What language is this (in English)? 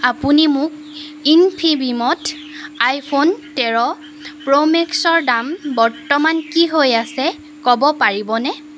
Assamese